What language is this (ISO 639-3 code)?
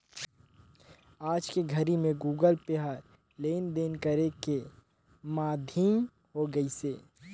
hne